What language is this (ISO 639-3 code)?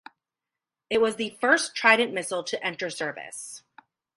eng